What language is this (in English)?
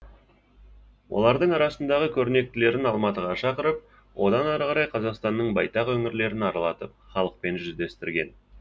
Kazakh